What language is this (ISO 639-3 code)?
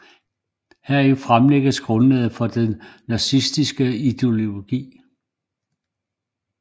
dan